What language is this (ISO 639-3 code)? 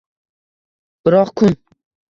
uzb